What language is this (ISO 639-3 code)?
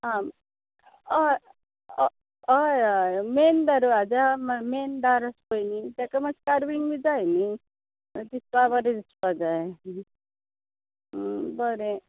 kok